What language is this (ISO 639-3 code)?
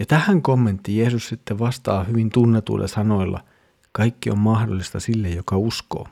fin